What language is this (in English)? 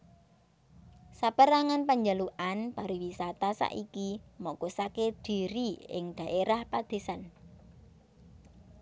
Javanese